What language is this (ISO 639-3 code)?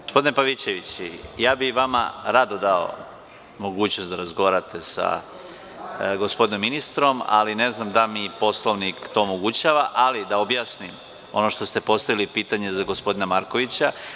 srp